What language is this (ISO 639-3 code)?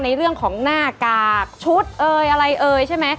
tha